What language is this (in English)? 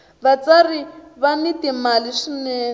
Tsonga